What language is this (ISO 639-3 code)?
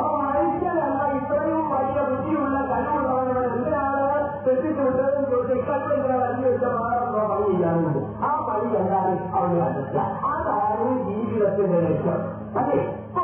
mal